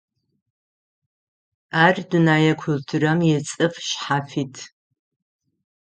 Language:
Adyghe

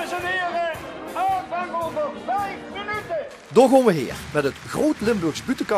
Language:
Dutch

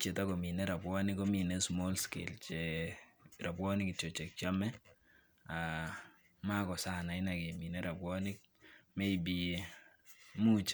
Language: Kalenjin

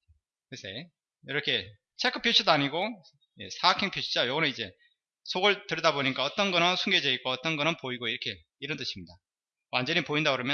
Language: Korean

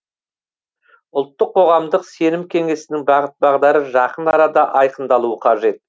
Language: Kazakh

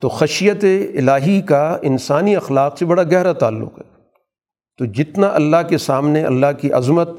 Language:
Urdu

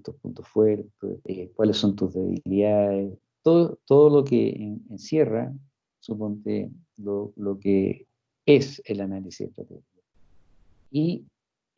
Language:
Spanish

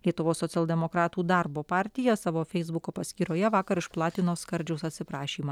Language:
Lithuanian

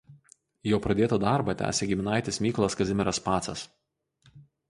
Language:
Lithuanian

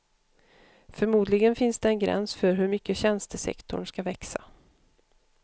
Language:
Swedish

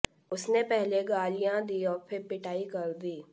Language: Hindi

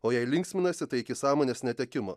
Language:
Lithuanian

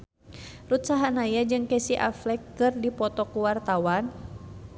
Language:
Sundanese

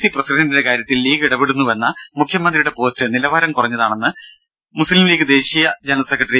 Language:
Malayalam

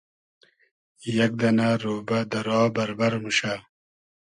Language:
Hazaragi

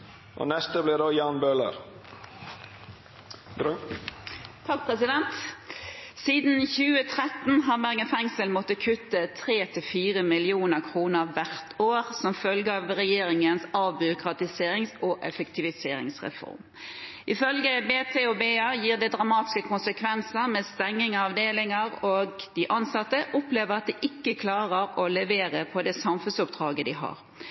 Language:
Norwegian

